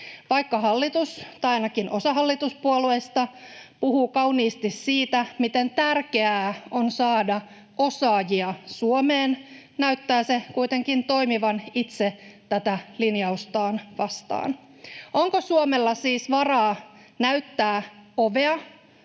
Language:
Finnish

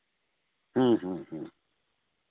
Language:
Santali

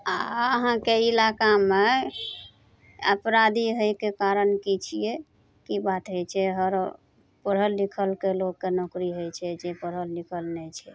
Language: Maithili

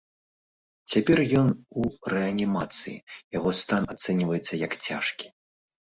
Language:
Belarusian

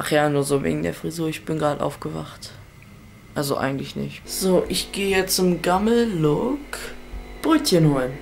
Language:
German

